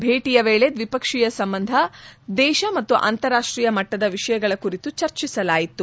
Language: Kannada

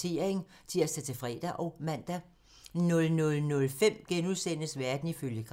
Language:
Danish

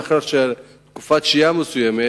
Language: Hebrew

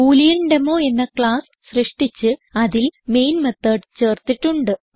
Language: Malayalam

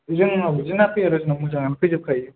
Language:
Bodo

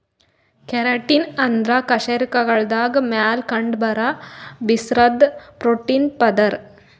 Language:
Kannada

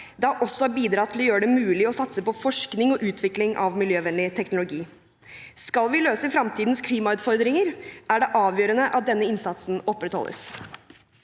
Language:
Norwegian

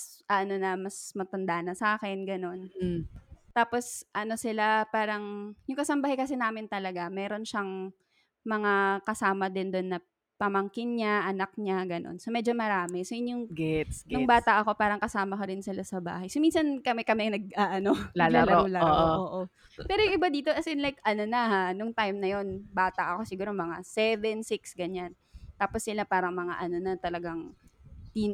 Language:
Filipino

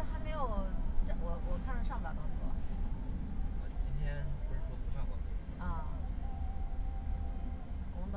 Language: Chinese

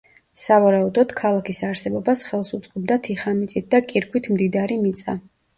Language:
Georgian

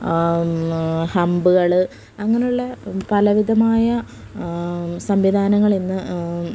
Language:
Malayalam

